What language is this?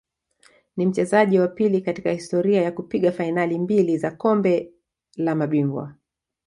Swahili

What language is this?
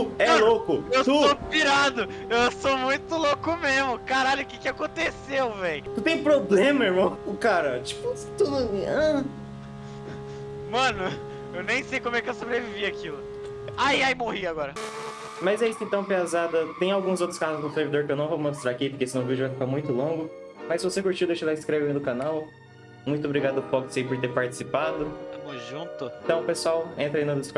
Portuguese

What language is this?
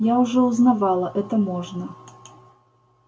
Russian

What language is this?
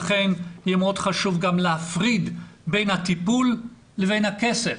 Hebrew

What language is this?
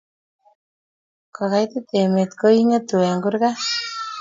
Kalenjin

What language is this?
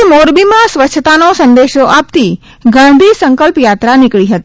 Gujarati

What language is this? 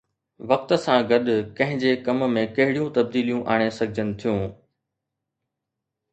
Sindhi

